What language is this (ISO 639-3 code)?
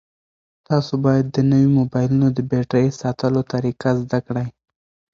pus